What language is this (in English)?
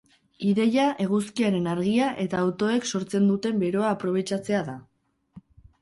Basque